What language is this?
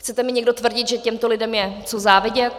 Czech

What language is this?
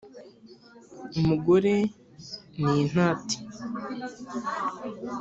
Kinyarwanda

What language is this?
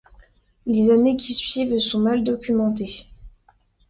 French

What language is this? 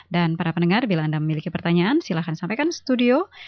Indonesian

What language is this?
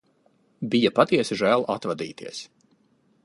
Latvian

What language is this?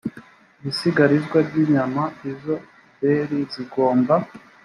Kinyarwanda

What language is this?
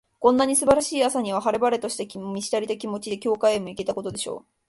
Japanese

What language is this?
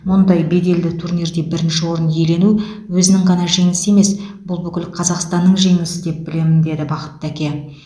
Kazakh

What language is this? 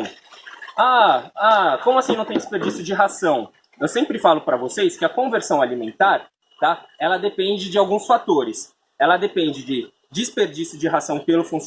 Portuguese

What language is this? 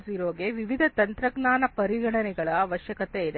Kannada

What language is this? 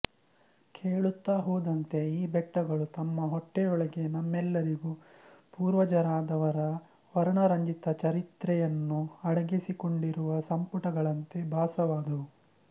Kannada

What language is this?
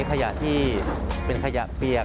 Thai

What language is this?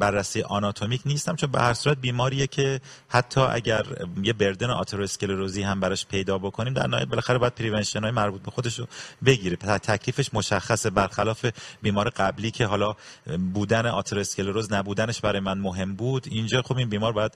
Persian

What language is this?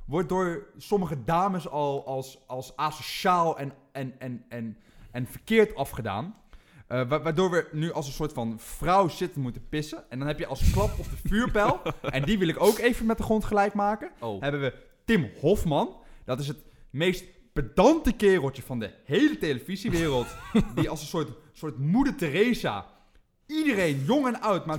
Dutch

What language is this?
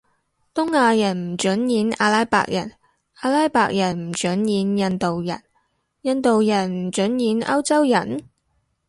Cantonese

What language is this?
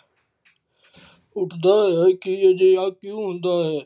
Punjabi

